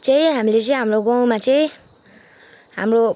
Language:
Nepali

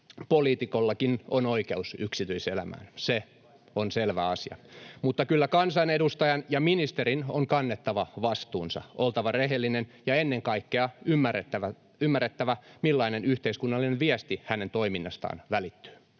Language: Finnish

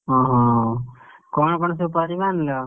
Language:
Odia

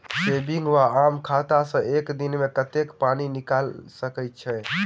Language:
Maithili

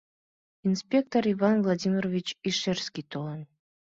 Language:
Mari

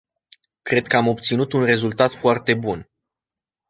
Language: Romanian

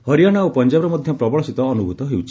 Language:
Odia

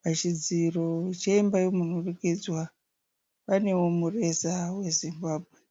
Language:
Shona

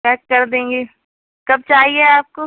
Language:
Urdu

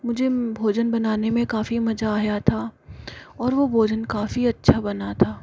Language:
Hindi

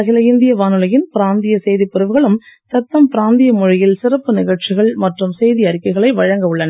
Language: Tamil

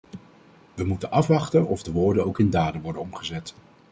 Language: Dutch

